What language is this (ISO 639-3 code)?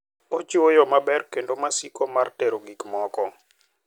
luo